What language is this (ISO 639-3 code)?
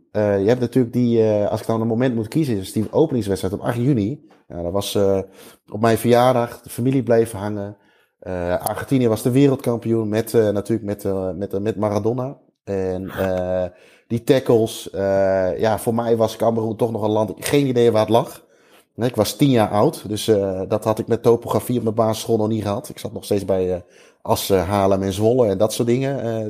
nld